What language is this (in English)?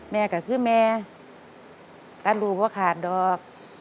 Thai